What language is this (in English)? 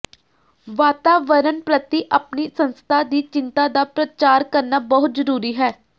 Punjabi